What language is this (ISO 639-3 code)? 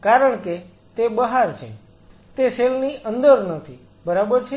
guj